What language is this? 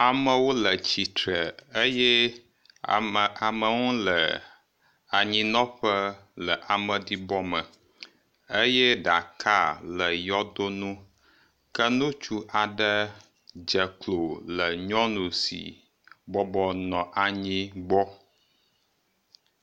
Ewe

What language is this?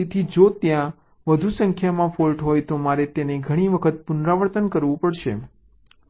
Gujarati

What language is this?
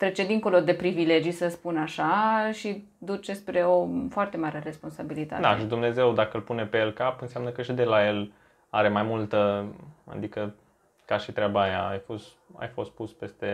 Romanian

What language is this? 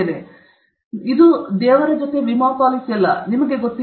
Kannada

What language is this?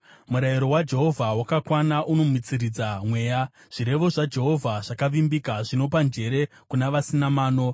Shona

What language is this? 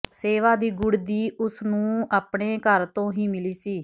Punjabi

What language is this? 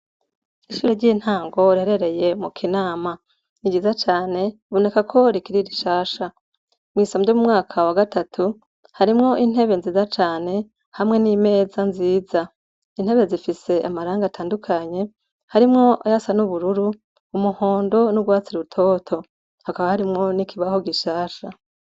Rundi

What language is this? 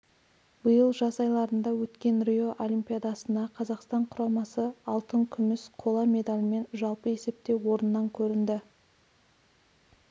Kazakh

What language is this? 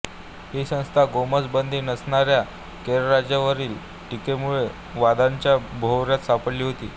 Marathi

